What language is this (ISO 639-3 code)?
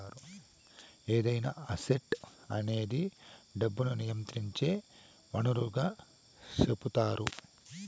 tel